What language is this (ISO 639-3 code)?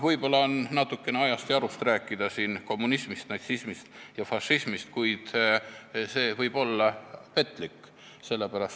est